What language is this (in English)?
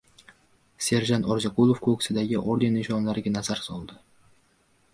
Uzbek